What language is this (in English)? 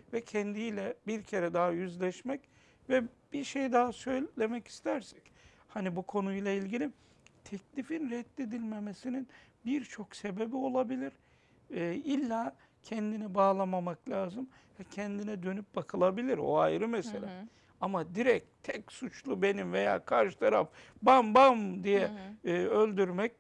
Turkish